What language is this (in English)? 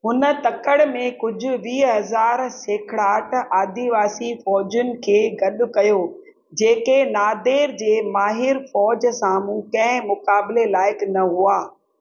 Sindhi